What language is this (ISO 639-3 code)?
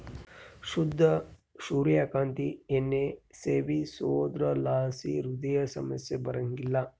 kan